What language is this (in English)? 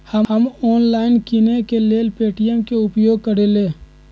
Magahi